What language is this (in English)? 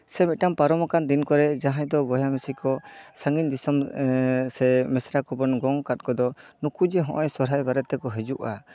Santali